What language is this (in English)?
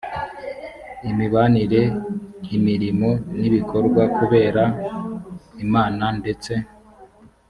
Kinyarwanda